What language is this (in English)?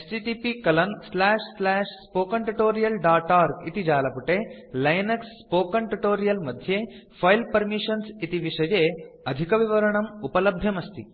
Sanskrit